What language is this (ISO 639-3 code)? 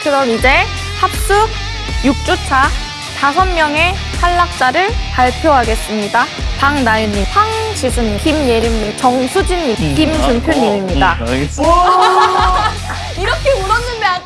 kor